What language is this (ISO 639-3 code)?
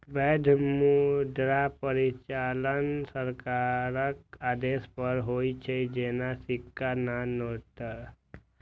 mai